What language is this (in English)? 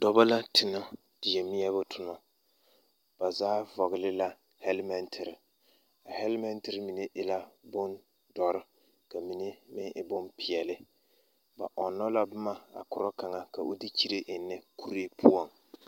Southern Dagaare